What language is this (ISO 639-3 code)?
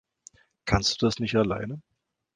deu